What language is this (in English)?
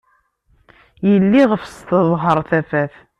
Kabyle